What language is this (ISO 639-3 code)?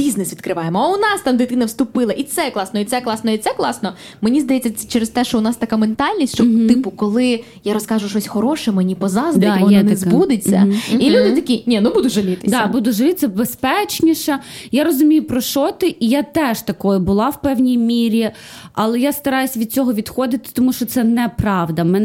ukr